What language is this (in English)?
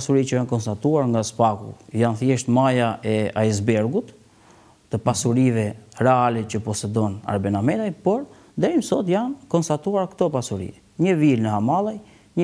Romanian